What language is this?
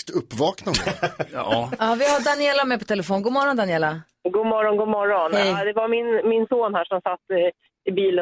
Swedish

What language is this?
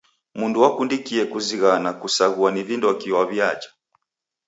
Taita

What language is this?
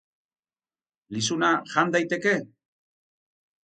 Basque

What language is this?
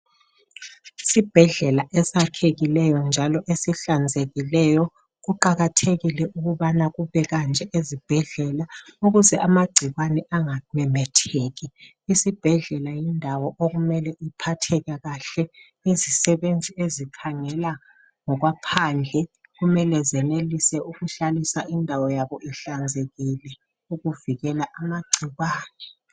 North Ndebele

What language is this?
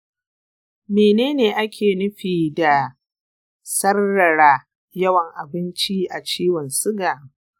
Hausa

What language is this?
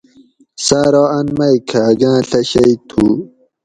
Gawri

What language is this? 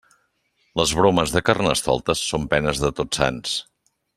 Catalan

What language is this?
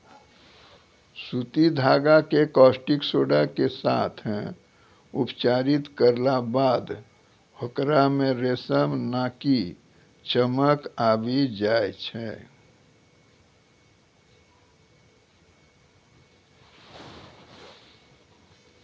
Maithili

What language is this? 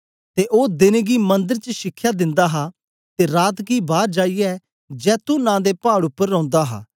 Dogri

